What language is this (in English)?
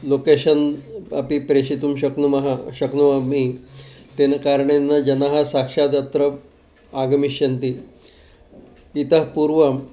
Sanskrit